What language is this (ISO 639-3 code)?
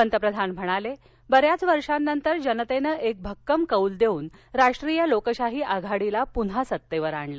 mar